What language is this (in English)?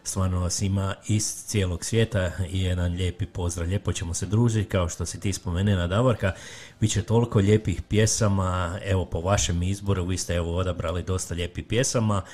Croatian